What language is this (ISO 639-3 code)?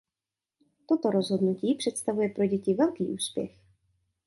ces